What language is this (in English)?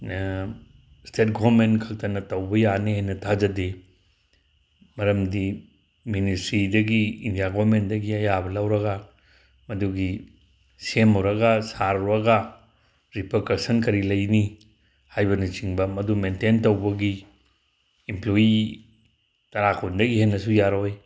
Manipuri